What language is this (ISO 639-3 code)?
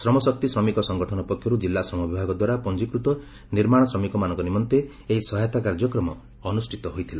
ori